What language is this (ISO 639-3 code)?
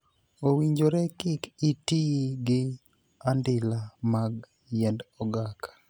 luo